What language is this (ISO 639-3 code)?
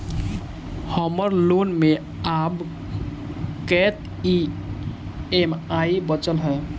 mai